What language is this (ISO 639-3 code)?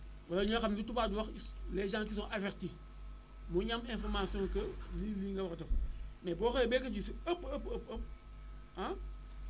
wol